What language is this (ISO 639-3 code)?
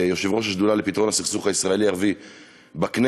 heb